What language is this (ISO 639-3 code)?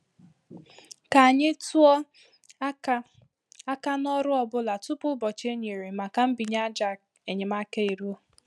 ibo